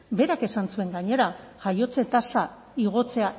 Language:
Basque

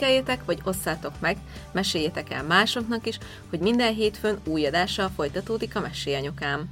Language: Hungarian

